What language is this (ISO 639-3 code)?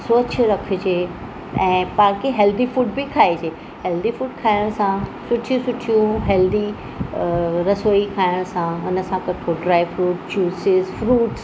snd